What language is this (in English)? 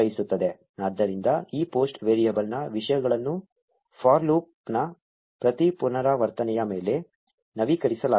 Kannada